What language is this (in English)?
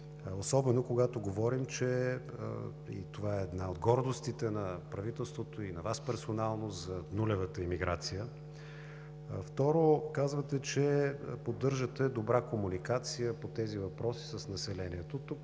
Bulgarian